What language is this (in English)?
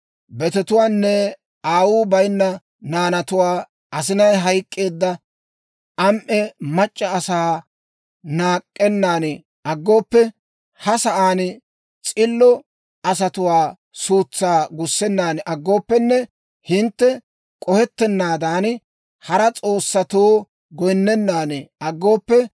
Dawro